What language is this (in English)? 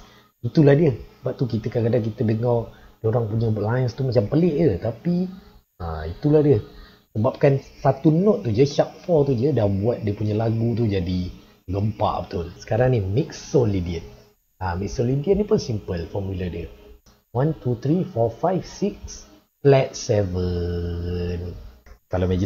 Malay